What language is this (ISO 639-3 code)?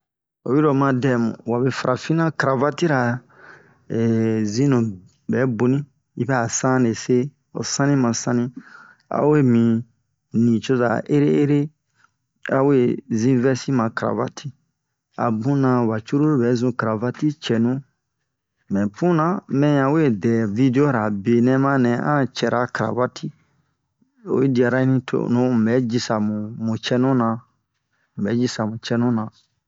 bmq